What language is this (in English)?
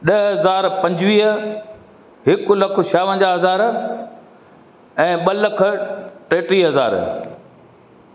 Sindhi